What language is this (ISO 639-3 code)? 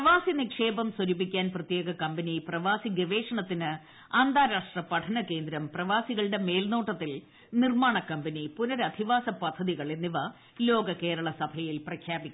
mal